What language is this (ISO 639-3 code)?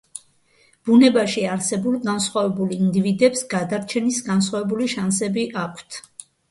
kat